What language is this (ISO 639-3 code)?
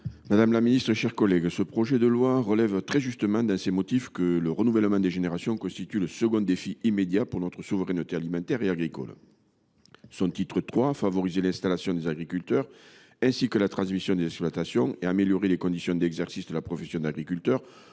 fra